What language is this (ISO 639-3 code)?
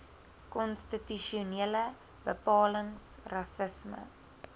afr